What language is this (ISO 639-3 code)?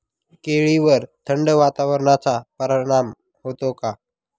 mar